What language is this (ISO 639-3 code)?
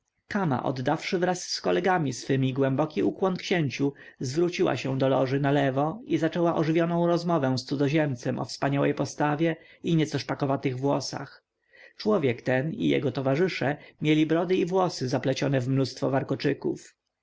pol